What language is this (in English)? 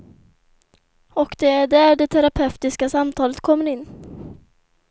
Swedish